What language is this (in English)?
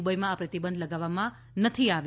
Gujarati